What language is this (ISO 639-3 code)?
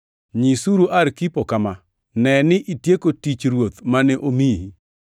luo